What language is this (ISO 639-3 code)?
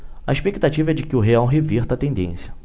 por